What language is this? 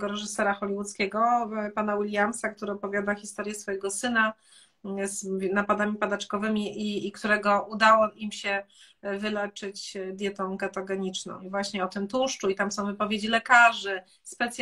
Polish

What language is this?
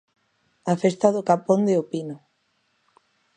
Galician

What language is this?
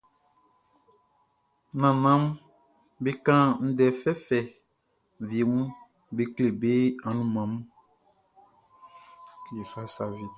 Baoulé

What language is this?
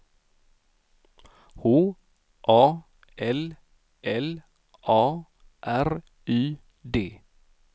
Swedish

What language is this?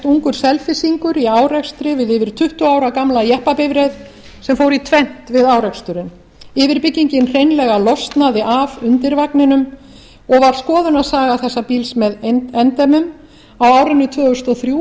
Icelandic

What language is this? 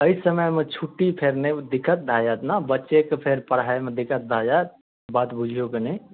Maithili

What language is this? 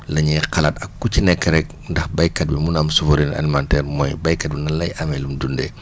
Wolof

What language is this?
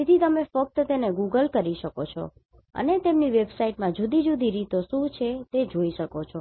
Gujarati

